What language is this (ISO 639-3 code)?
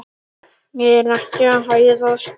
isl